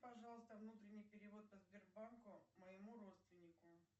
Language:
Russian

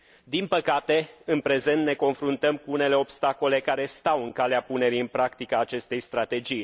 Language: Romanian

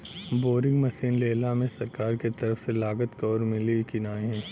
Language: Bhojpuri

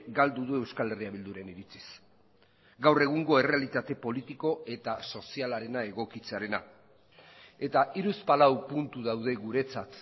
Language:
Basque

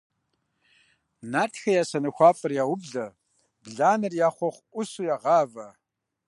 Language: Kabardian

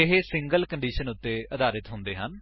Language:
Punjabi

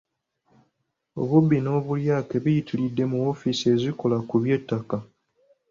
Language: Ganda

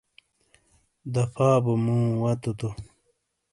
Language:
Shina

